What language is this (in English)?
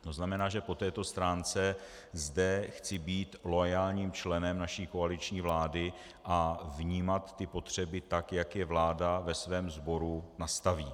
Czech